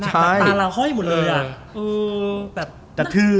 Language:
Thai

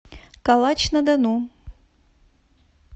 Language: Russian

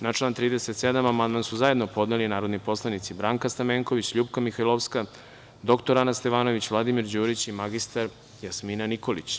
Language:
Serbian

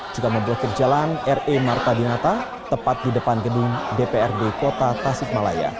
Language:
Indonesian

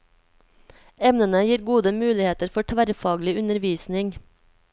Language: Norwegian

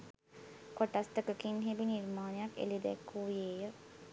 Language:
Sinhala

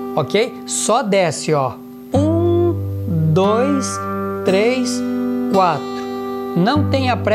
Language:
Portuguese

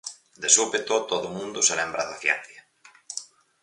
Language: Galician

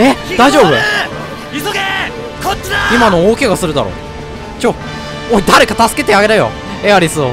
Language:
Japanese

